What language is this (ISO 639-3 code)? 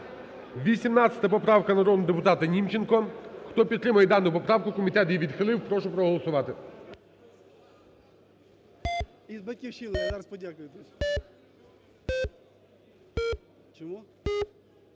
ukr